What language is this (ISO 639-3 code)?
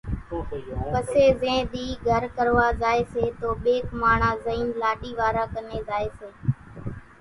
gjk